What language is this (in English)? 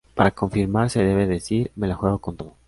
Spanish